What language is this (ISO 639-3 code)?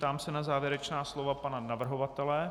ces